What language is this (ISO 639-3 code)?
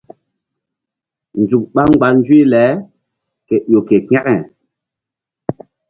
mdd